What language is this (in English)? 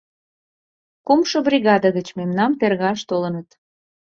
Mari